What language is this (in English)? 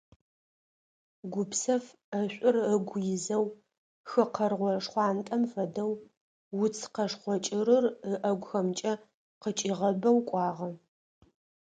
Adyghe